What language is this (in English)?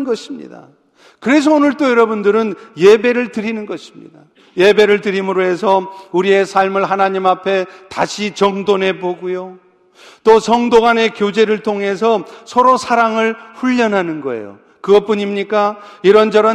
Korean